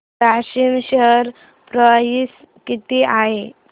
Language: Marathi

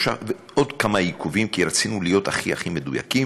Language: Hebrew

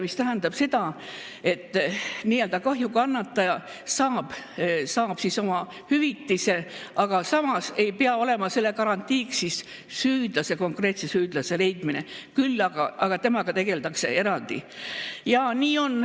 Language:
Estonian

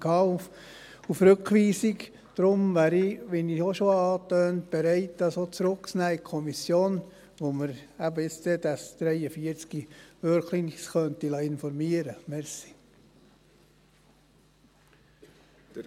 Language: Swiss German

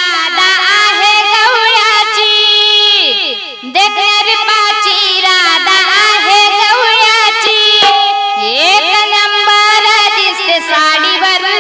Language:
Marathi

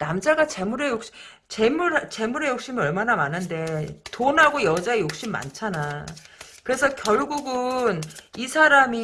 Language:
Korean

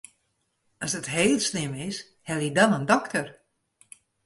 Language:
Western Frisian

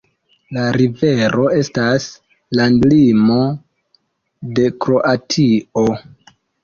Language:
Esperanto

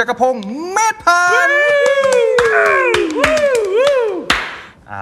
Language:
Thai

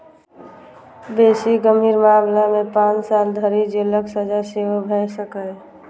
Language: Maithili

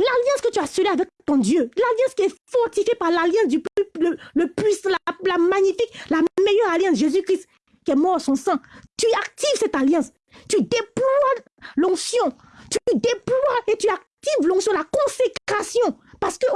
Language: French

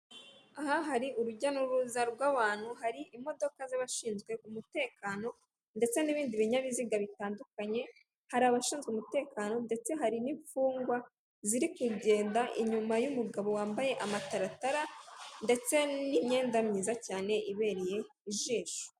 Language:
Kinyarwanda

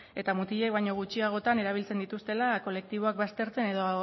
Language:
Basque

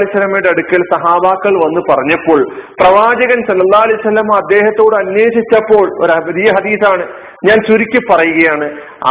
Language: Malayalam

